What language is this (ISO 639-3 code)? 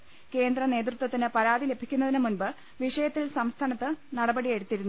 mal